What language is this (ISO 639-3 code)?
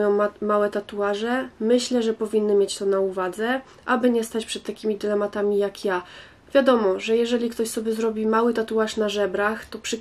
pol